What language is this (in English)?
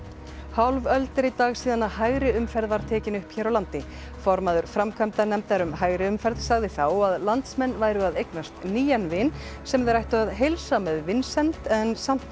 Icelandic